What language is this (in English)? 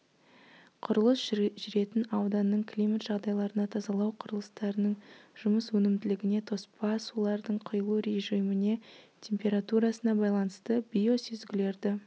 Kazakh